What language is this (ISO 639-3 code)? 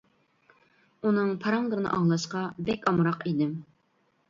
uig